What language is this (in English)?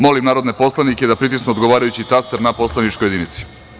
Serbian